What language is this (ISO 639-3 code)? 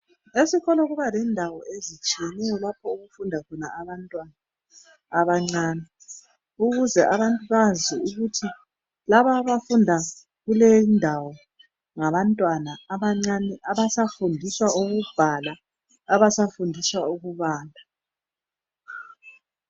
nde